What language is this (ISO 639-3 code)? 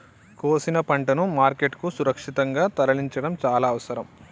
tel